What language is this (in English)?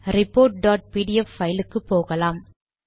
Tamil